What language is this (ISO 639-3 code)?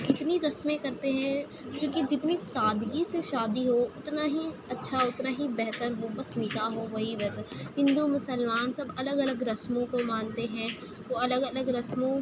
urd